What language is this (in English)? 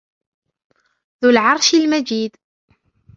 Arabic